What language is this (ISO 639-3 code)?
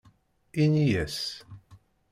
kab